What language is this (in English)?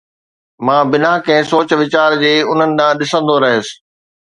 Sindhi